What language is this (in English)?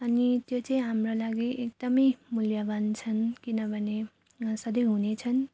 Nepali